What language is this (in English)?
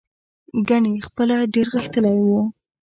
Pashto